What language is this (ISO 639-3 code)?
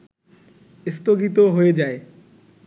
ben